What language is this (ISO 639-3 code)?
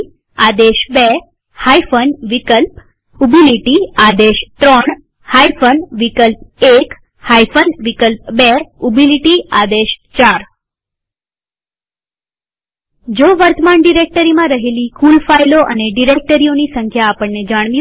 guj